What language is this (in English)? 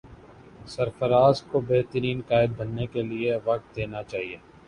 Urdu